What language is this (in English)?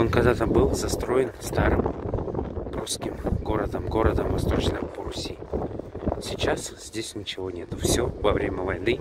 Russian